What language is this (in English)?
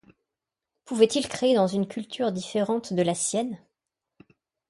French